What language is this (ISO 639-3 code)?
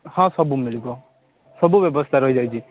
ori